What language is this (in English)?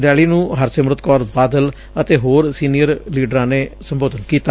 Punjabi